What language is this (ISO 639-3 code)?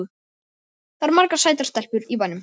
isl